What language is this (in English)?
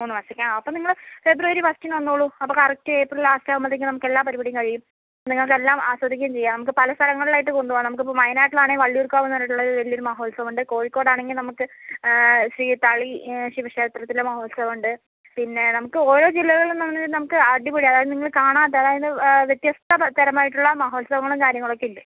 Malayalam